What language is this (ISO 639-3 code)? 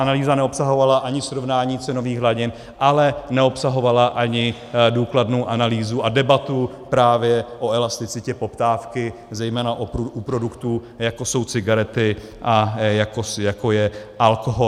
ces